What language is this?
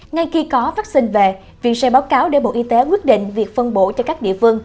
Vietnamese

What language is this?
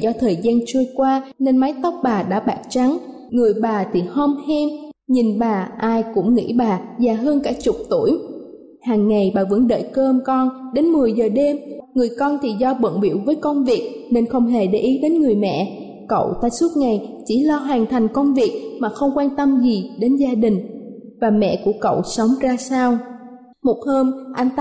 Vietnamese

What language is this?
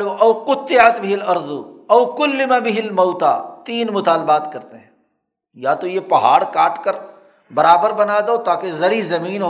Urdu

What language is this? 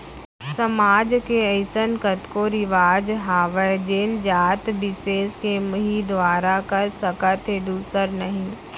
Chhattisgarhi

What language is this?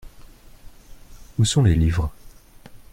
French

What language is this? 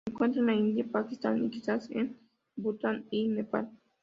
Spanish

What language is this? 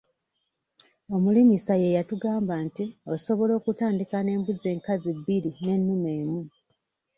Ganda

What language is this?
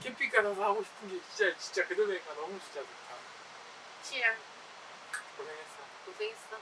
Korean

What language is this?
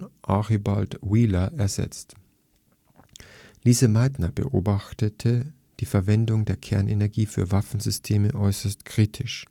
German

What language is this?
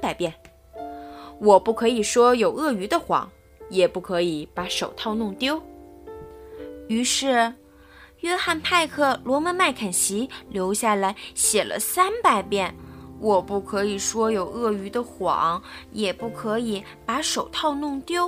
Chinese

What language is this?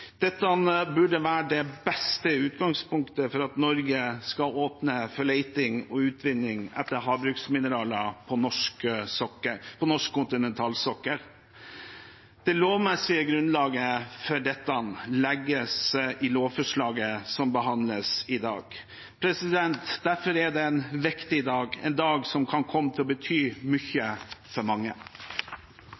Norwegian Bokmål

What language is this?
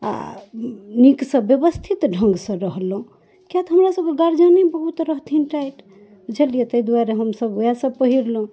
Maithili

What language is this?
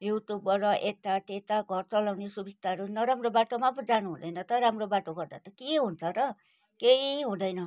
Nepali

